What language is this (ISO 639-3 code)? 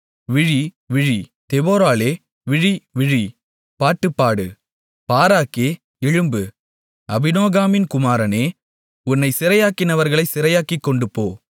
tam